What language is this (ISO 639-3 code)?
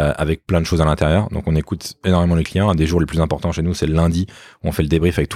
fra